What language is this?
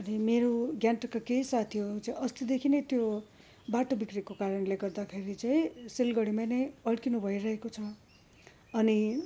Nepali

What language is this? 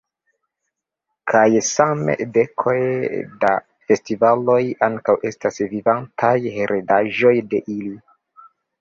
Esperanto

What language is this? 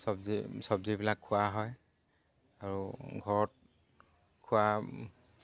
Assamese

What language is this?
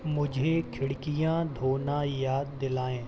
Hindi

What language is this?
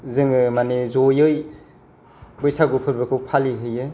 Bodo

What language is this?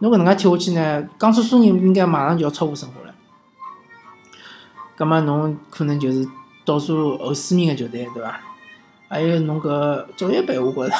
Chinese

